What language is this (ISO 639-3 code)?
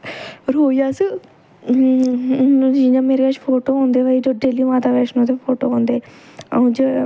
doi